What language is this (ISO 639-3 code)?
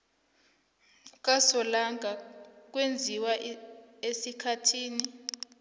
nbl